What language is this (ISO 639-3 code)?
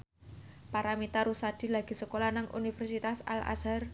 jav